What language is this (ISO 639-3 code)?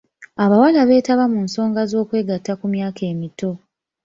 lug